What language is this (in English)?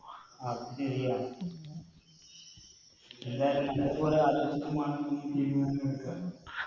Malayalam